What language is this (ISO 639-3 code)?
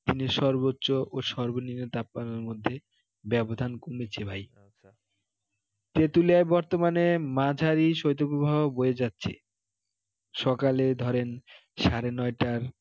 ben